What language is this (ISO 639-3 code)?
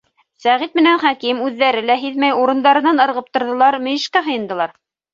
bak